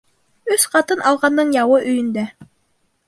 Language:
Bashkir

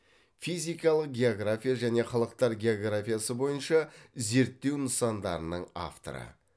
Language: Kazakh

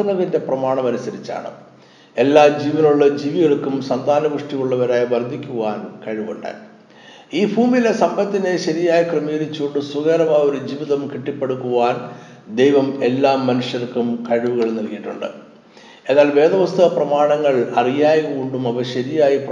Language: Malayalam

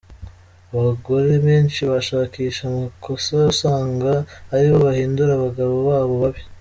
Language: Kinyarwanda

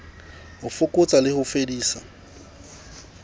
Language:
Southern Sotho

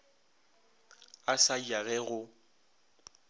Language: Northern Sotho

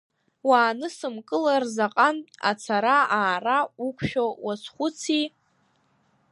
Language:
Abkhazian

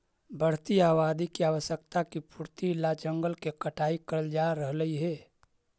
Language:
Magahi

